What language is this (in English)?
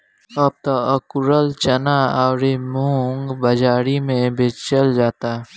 Bhojpuri